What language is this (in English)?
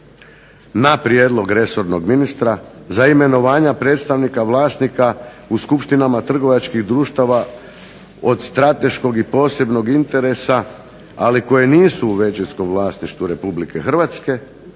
Croatian